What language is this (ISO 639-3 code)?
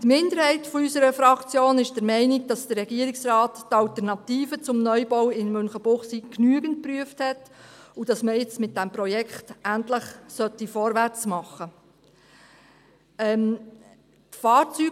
gsw